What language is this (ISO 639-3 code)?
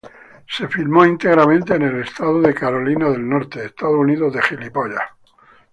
spa